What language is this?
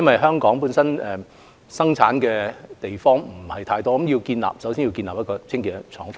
Cantonese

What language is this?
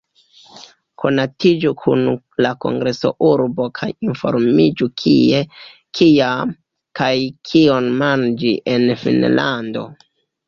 Esperanto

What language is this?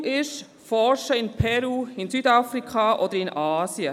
Swiss German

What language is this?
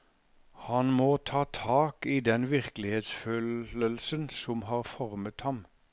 Norwegian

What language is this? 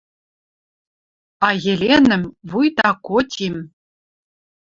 Western Mari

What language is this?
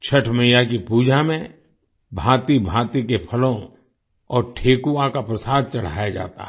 Hindi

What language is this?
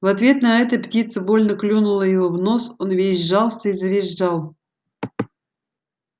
Russian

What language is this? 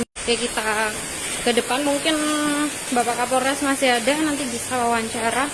Indonesian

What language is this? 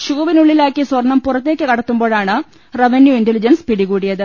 Malayalam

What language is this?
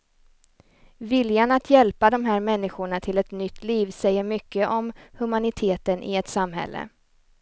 Swedish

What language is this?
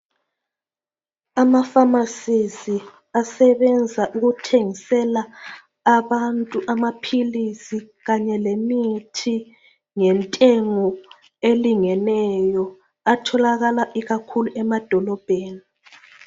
North Ndebele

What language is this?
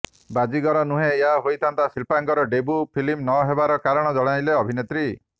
Odia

